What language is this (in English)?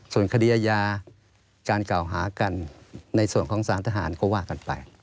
Thai